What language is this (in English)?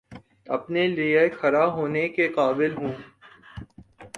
Urdu